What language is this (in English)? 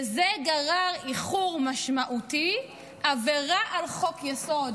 Hebrew